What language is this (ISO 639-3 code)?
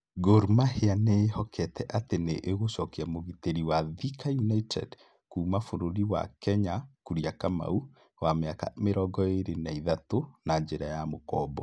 kik